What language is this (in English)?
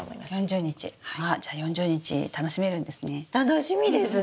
Japanese